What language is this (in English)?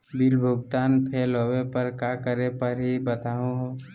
Magahi